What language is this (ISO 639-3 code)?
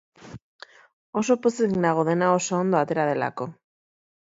eus